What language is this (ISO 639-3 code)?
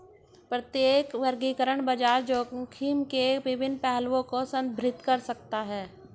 hin